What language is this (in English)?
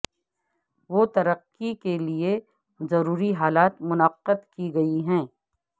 Urdu